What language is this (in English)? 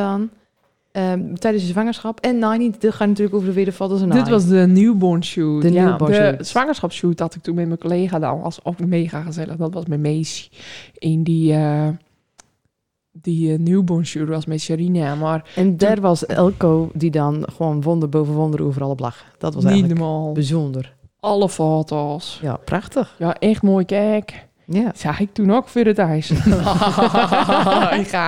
Dutch